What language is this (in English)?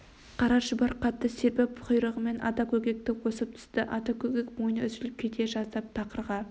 Kazakh